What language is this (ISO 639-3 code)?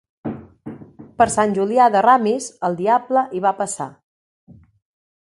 cat